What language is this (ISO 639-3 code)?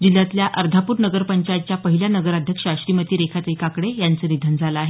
mar